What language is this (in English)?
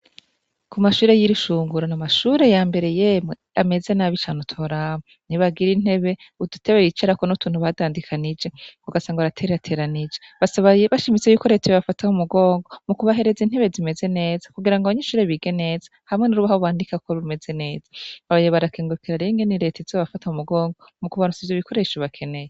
Rundi